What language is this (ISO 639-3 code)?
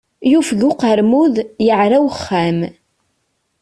kab